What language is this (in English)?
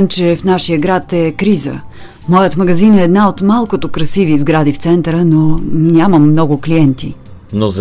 Bulgarian